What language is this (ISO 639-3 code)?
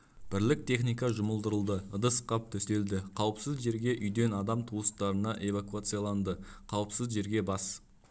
kaz